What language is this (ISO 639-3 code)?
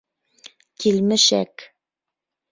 bak